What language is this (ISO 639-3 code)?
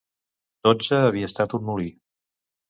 cat